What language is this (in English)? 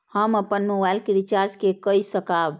Maithili